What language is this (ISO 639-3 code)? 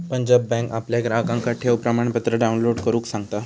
mar